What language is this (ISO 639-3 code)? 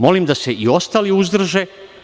srp